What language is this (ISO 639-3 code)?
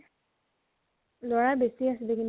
asm